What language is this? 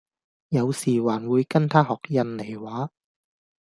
Cantonese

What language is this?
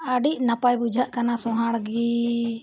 Santali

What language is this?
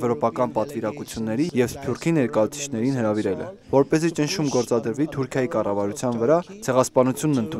Turkish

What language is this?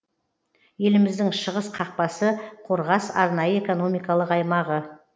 Kazakh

